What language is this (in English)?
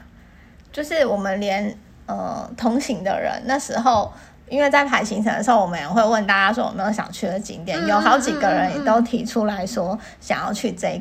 Chinese